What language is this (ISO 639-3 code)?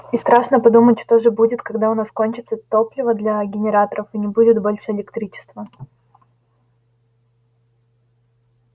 rus